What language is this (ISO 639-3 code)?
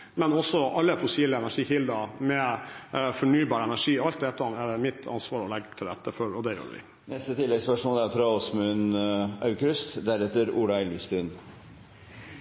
nor